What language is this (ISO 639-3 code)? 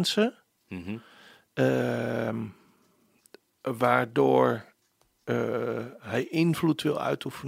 nld